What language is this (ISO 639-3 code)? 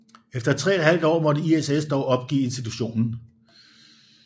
dan